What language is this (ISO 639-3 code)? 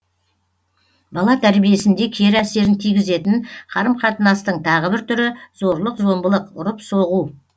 kaz